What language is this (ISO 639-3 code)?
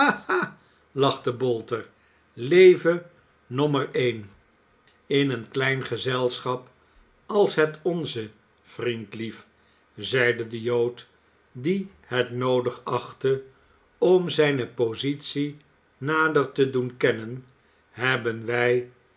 nld